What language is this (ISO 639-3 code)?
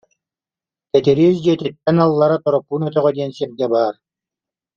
sah